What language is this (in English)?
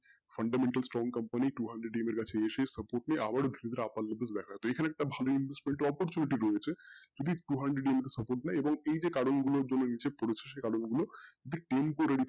Bangla